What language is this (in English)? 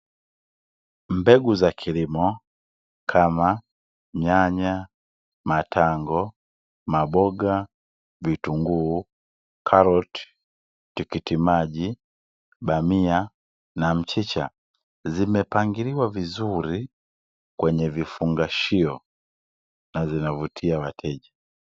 Swahili